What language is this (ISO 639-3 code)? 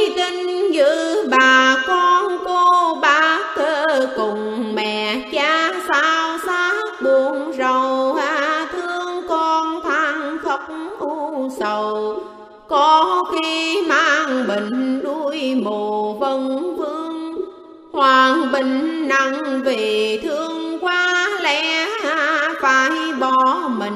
vie